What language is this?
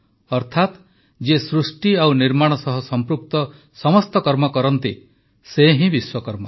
Odia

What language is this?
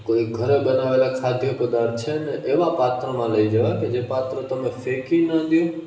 Gujarati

